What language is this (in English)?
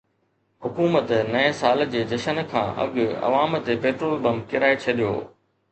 Sindhi